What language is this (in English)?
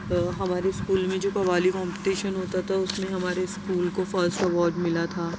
Urdu